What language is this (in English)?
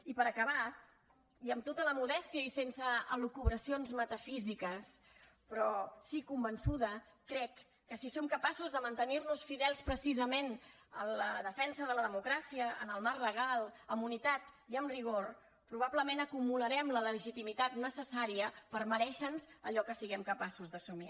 Catalan